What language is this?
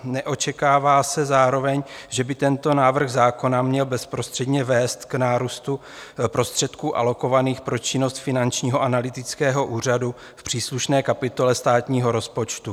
Czech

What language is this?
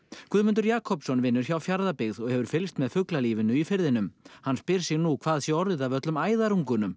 Icelandic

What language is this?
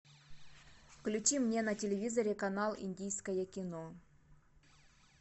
Russian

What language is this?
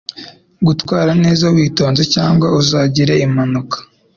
Kinyarwanda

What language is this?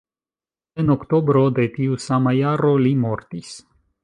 Esperanto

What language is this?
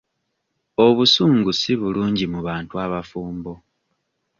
Ganda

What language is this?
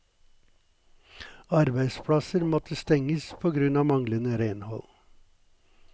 Norwegian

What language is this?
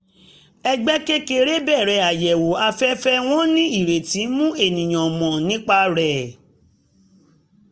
Yoruba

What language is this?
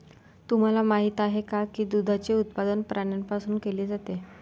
Marathi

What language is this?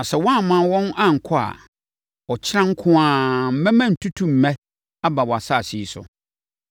Akan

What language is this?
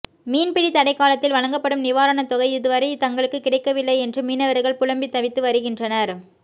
Tamil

